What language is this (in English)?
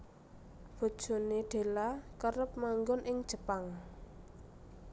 Javanese